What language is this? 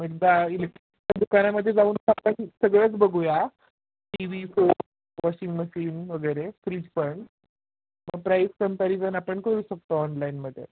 Marathi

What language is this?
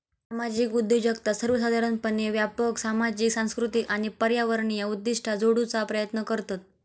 Marathi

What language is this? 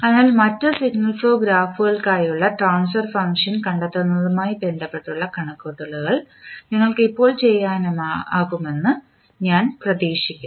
Malayalam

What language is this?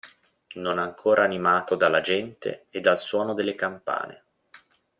Italian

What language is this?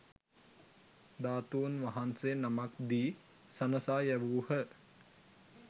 Sinhala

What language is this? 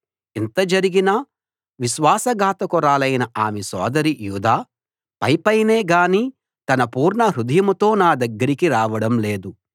Telugu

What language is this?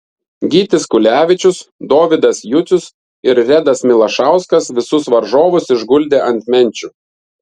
Lithuanian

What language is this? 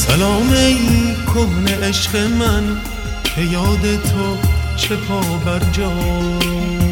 Persian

